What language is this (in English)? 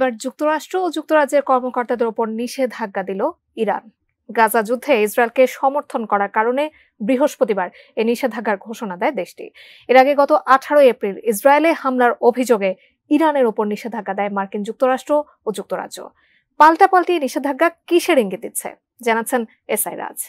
Bangla